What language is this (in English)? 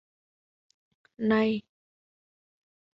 Vietnamese